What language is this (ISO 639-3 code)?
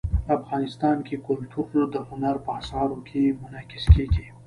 pus